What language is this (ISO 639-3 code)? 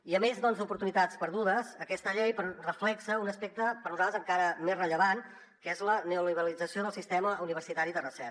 cat